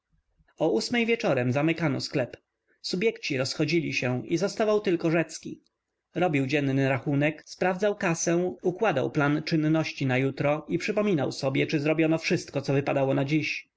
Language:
Polish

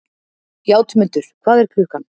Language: Icelandic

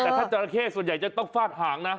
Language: Thai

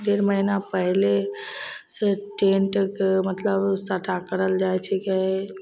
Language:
Maithili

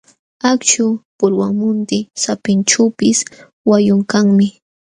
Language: Jauja Wanca Quechua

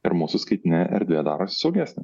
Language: Lithuanian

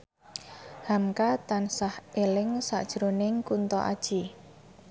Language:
Javanese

